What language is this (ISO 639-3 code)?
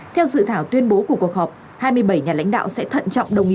vie